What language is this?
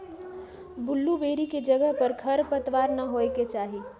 Magahi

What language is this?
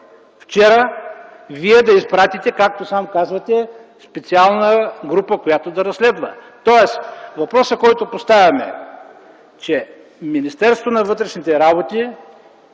Bulgarian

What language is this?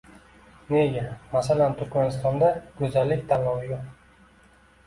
Uzbek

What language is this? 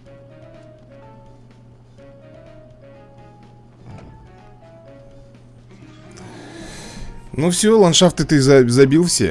Russian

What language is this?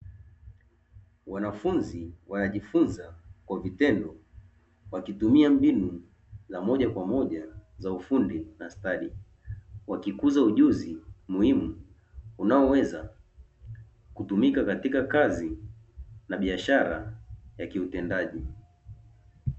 Swahili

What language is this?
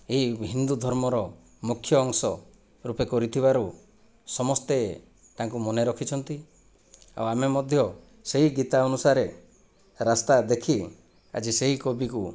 Odia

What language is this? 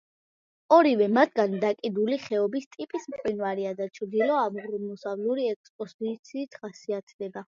Georgian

